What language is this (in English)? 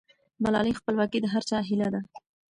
Pashto